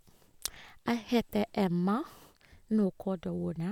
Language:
Norwegian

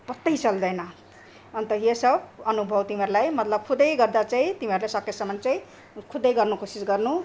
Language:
Nepali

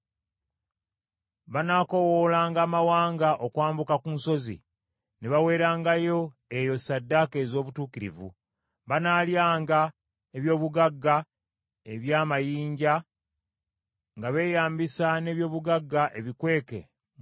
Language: Ganda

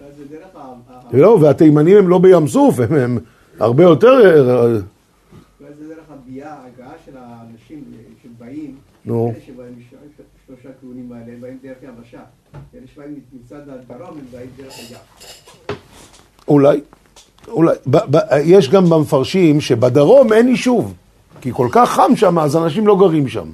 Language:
Hebrew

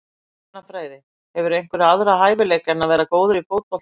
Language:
Icelandic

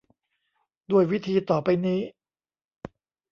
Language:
Thai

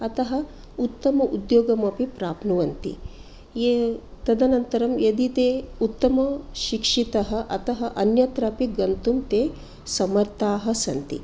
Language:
Sanskrit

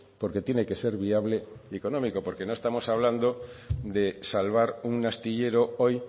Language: Spanish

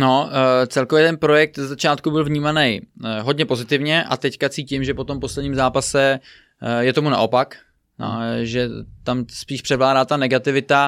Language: Czech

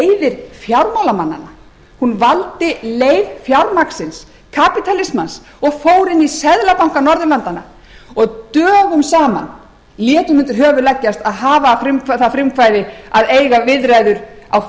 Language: Icelandic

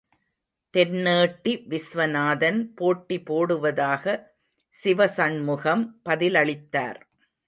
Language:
Tamil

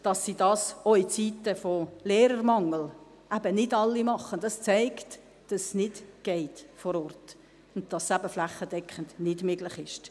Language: Swiss German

